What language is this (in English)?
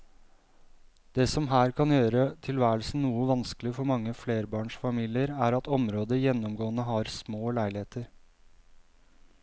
Norwegian